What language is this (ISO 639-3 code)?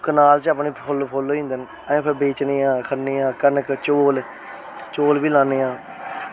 doi